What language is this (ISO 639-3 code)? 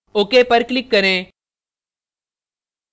hin